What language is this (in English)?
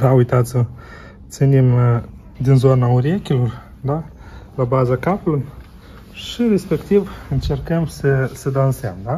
Romanian